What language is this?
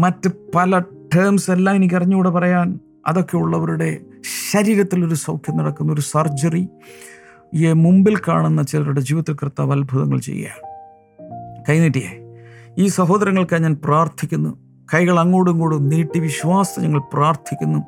Malayalam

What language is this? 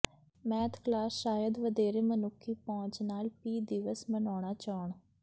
Punjabi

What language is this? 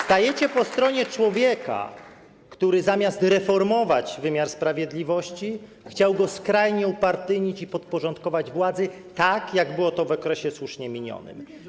Polish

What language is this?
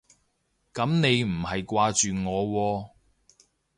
Cantonese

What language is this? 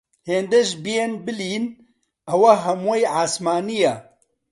Central Kurdish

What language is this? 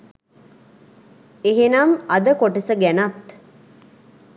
Sinhala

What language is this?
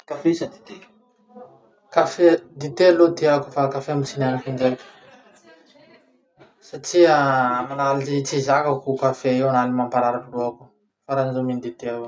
Masikoro Malagasy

